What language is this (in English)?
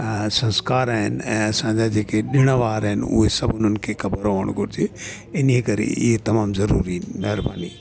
Sindhi